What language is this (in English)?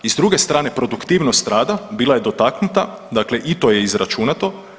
Croatian